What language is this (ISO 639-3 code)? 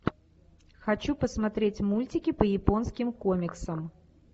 rus